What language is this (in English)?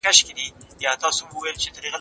Pashto